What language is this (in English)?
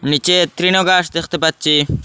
Bangla